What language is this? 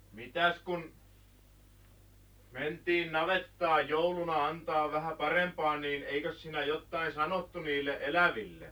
Finnish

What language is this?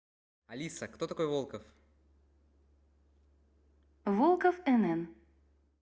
Russian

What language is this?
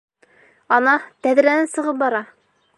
Bashkir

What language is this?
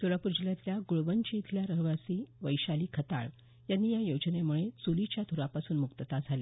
Marathi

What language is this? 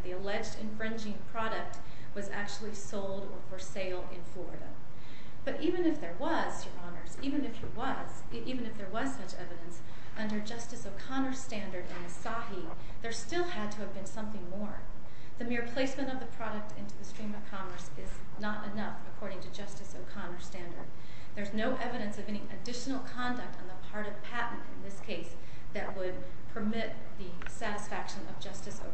English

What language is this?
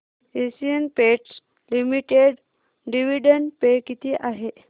Marathi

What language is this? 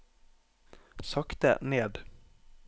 Norwegian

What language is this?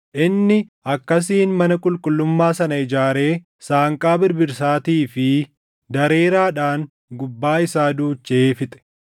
Oromo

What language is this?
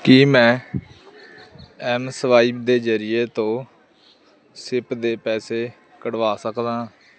Punjabi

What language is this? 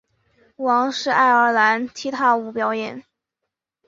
Chinese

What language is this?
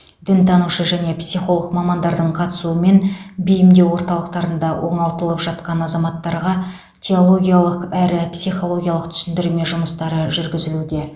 Kazakh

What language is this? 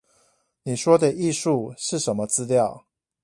Chinese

